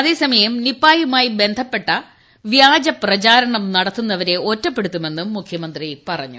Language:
Malayalam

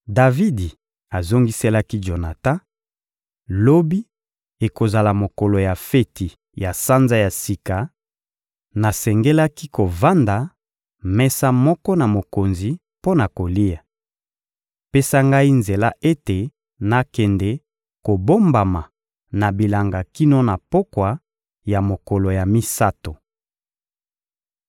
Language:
Lingala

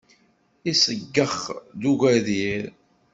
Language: Kabyle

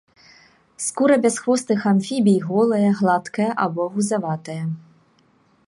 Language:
Belarusian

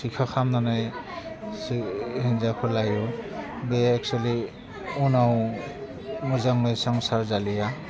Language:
Bodo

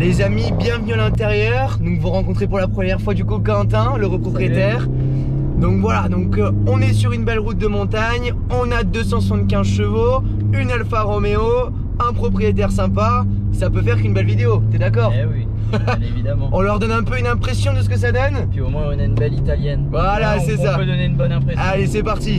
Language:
French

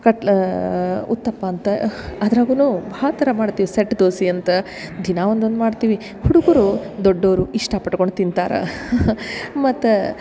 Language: Kannada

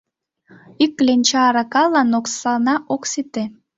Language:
Mari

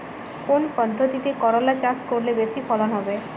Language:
Bangla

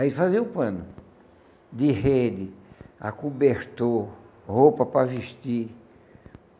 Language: Portuguese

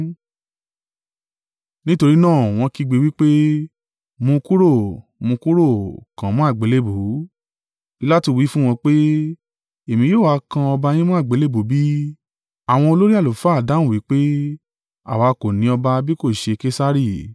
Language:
Yoruba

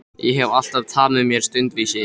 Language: Icelandic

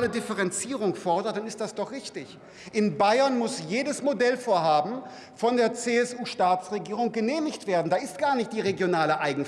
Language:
German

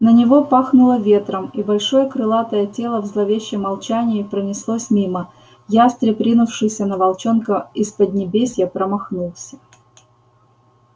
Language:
Russian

